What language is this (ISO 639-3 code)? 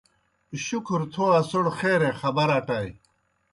plk